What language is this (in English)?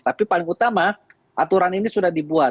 Indonesian